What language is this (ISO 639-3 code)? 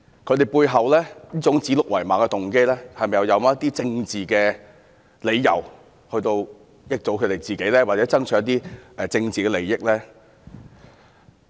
yue